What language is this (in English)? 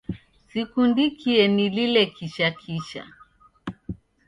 Taita